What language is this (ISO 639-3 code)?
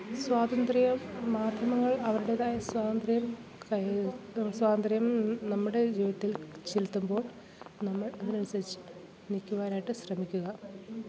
mal